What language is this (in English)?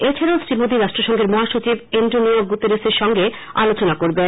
Bangla